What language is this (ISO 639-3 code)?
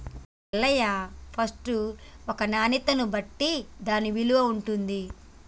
tel